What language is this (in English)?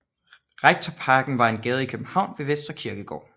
Danish